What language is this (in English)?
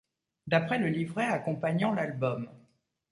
French